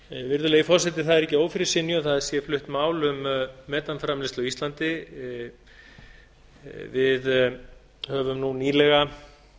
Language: Icelandic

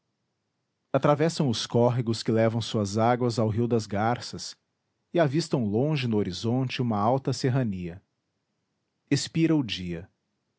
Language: Portuguese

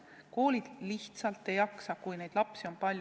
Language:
Estonian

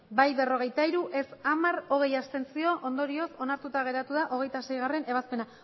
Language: Basque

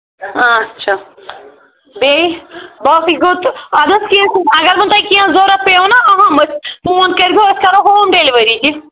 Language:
Kashmiri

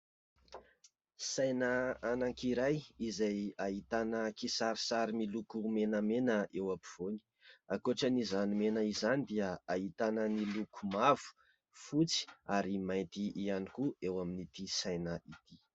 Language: Malagasy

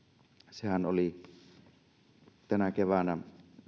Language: Finnish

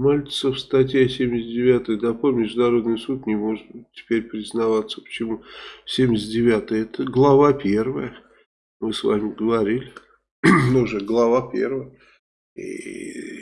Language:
Russian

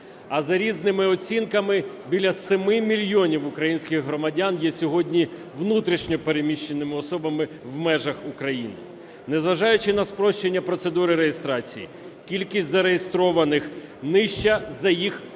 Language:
Ukrainian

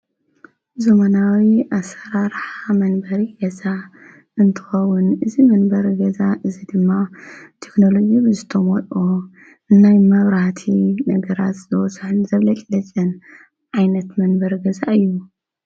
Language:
Tigrinya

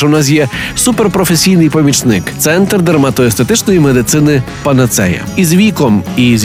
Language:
Ukrainian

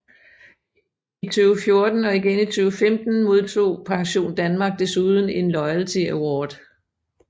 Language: Danish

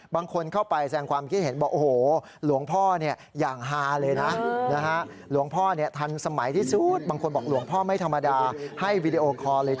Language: Thai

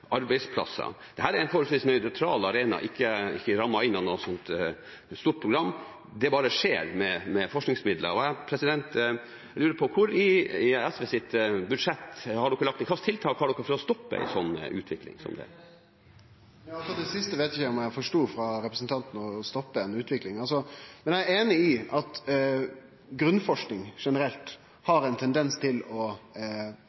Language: Norwegian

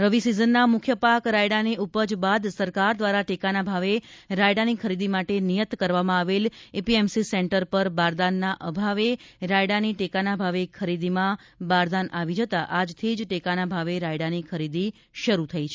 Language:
Gujarati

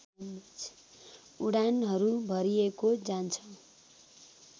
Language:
Nepali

